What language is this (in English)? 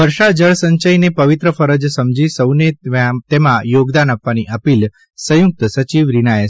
Gujarati